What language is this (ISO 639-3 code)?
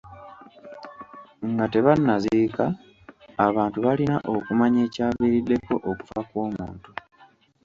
lug